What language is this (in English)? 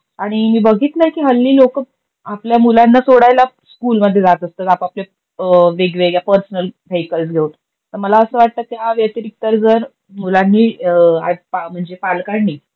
Marathi